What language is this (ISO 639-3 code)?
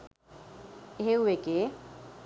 sin